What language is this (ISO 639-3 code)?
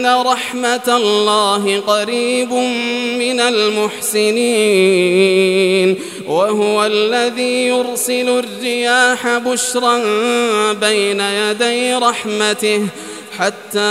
ara